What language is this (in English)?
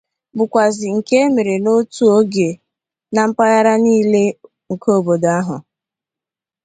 Igbo